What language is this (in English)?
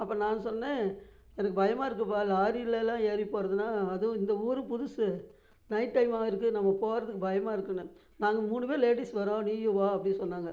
Tamil